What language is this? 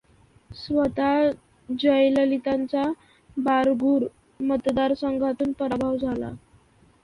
Marathi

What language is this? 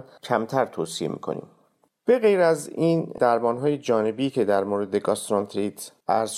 Persian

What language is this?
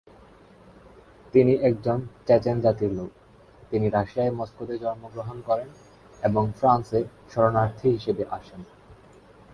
Bangla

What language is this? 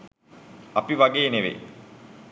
Sinhala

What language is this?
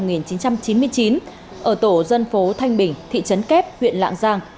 Vietnamese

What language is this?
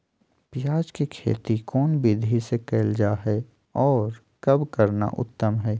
Magahi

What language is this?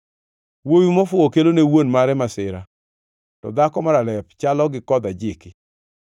Luo (Kenya and Tanzania)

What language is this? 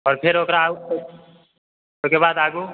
Maithili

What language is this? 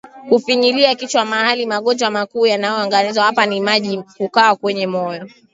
Swahili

